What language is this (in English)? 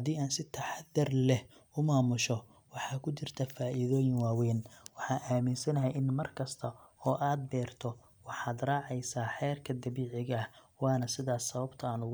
Somali